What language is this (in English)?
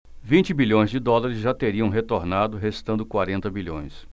Portuguese